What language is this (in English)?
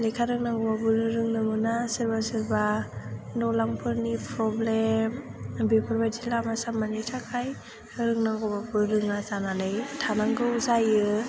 Bodo